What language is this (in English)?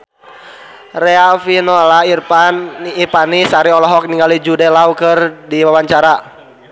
Sundanese